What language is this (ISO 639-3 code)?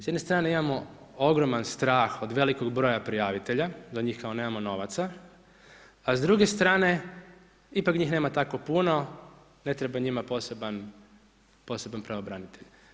hrv